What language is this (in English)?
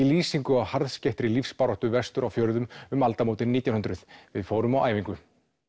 Icelandic